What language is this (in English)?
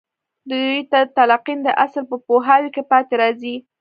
Pashto